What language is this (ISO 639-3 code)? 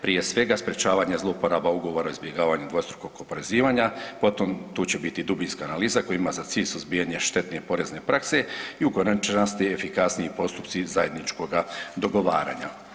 hrv